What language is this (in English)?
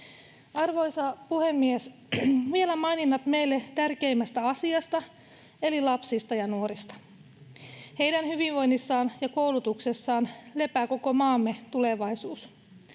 Finnish